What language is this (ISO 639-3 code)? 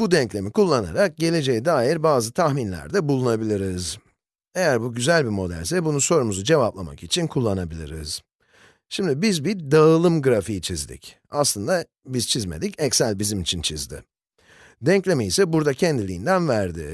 tur